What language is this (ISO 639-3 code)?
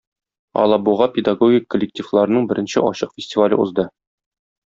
tat